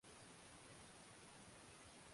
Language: Swahili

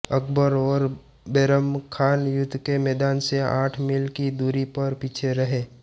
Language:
Hindi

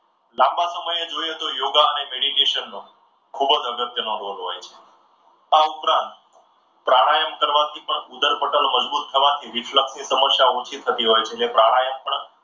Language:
Gujarati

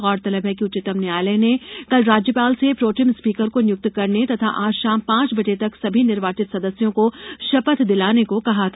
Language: Hindi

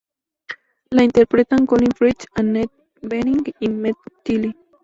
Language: Spanish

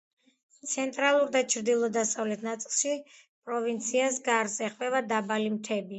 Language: Georgian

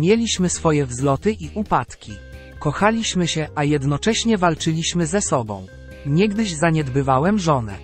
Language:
Polish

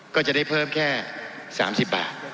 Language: Thai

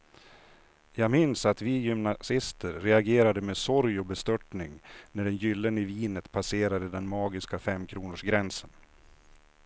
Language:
Swedish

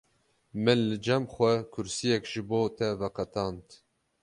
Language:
Kurdish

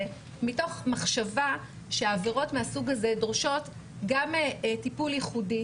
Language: Hebrew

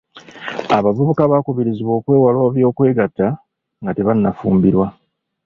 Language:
Ganda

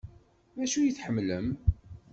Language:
Kabyle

